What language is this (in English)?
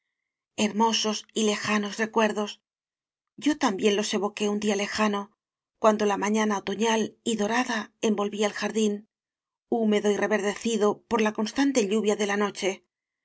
Spanish